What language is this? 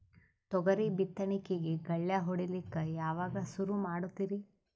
Kannada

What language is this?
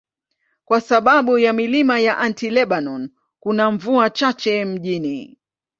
Swahili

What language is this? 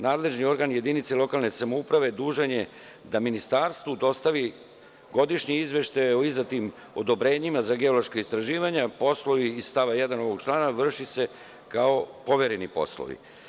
Serbian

